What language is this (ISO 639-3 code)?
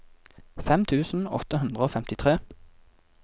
nor